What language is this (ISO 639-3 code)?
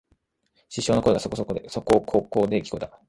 jpn